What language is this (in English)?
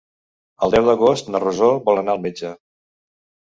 Catalan